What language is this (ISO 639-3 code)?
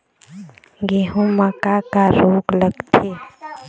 hne